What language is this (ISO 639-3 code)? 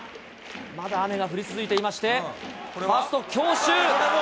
jpn